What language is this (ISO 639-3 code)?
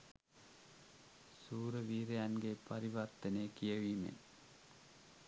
sin